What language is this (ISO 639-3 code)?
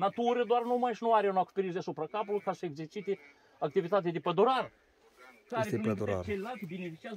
ron